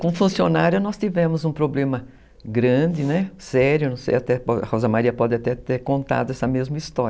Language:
Portuguese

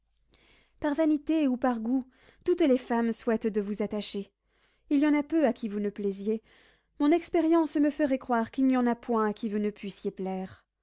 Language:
French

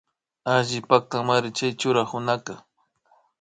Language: Imbabura Highland Quichua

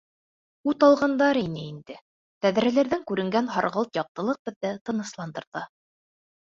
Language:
Bashkir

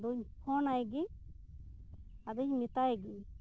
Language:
Santali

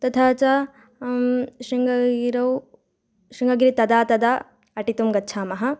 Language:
Sanskrit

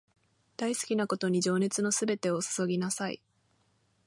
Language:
Japanese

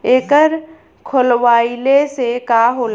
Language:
Bhojpuri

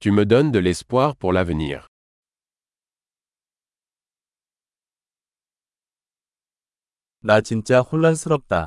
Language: Korean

